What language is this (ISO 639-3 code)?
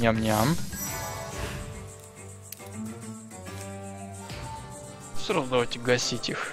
rus